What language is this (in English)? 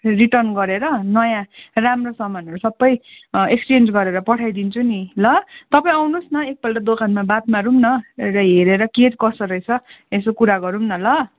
Nepali